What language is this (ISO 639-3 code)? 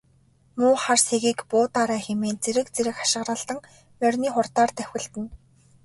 mon